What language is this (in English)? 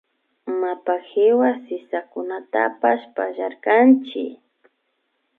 Imbabura Highland Quichua